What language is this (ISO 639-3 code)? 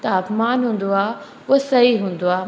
snd